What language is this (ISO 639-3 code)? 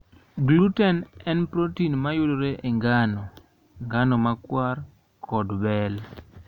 luo